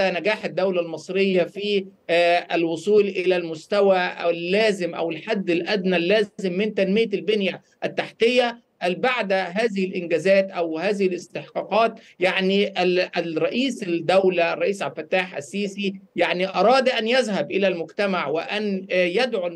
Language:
Arabic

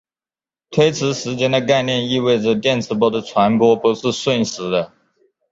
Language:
Chinese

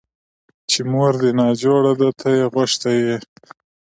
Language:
Pashto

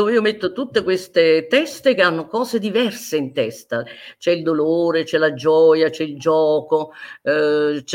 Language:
Italian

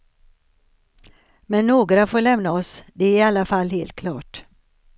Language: Swedish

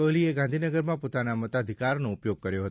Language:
Gujarati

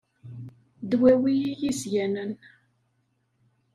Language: Kabyle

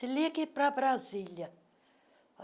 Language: Portuguese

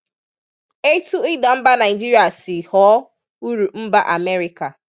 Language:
Igbo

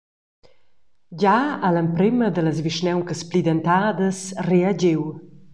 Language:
Romansh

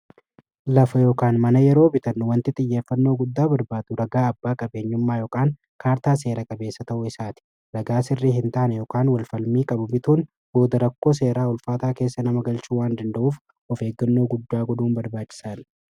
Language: Oromo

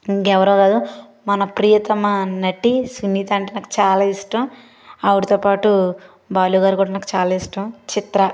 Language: Telugu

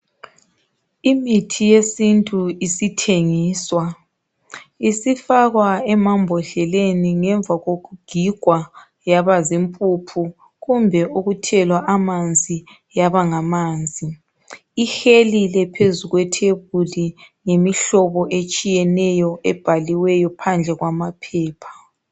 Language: North Ndebele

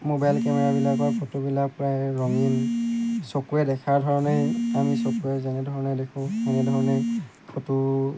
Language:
Assamese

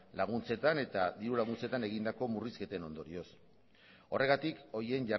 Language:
Basque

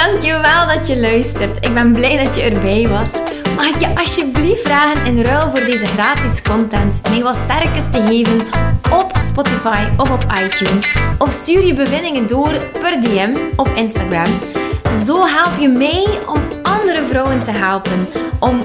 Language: Dutch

